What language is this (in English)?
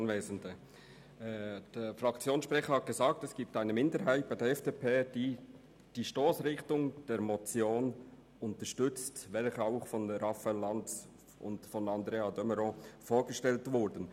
Swiss German